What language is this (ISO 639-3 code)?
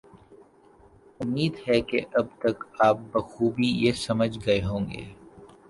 urd